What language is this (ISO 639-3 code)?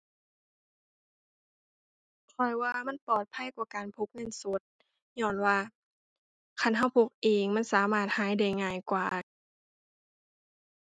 tha